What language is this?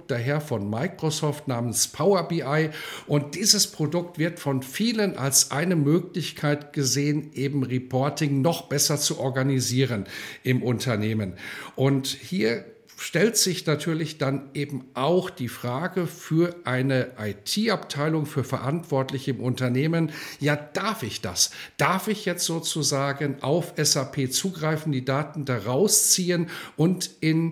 German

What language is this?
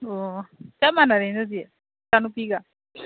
Manipuri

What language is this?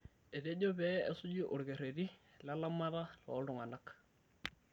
Masai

